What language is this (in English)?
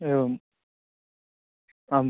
Sanskrit